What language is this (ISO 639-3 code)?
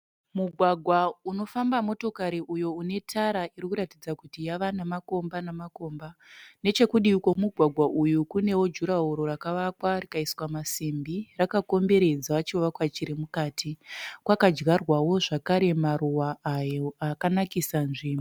sna